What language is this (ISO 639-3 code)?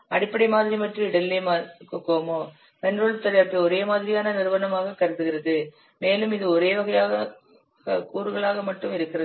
tam